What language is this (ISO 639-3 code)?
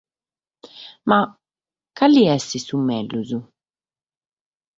srd